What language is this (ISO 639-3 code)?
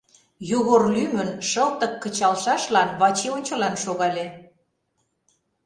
chm